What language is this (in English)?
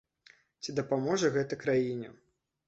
Belarusian